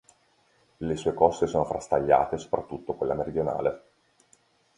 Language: Italian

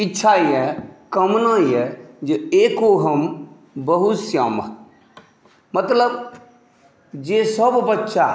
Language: Maithili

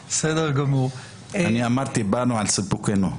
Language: Hebrew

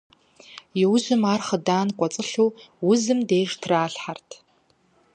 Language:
Kabardian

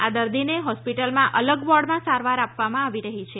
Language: Gujarati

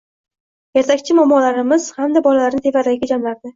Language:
Uzbek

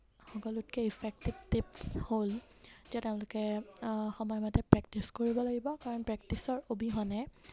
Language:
Assamese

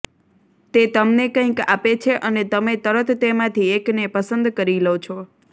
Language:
Gujarati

